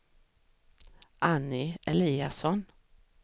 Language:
Swedish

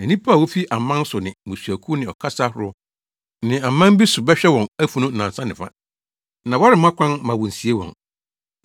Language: Akan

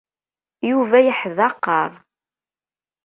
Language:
Kabyle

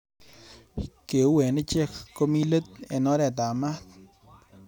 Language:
Kalenjin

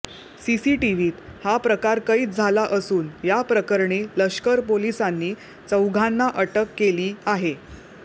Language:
Marathi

